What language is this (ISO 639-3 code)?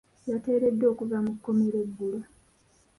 lug